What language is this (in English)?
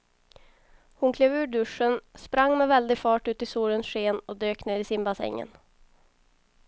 Swedish